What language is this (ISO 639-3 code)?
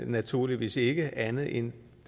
dan